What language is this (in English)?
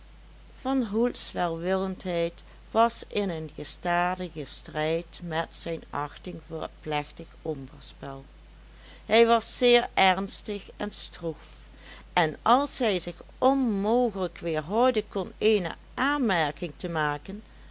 Dutch